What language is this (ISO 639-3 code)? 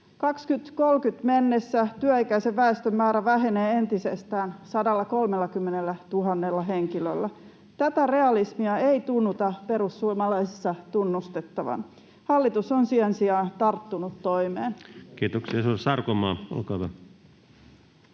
fin